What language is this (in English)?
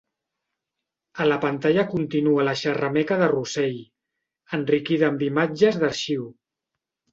Catalan